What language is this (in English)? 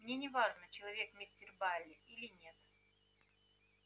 Russian